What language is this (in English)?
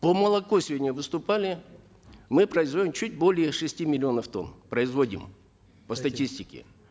Kazakh